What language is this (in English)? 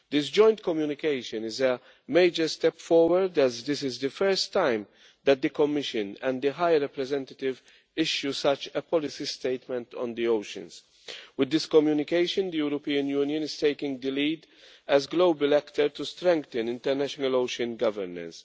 English